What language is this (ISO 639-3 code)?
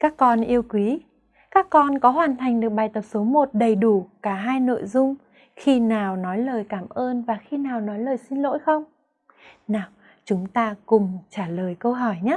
vie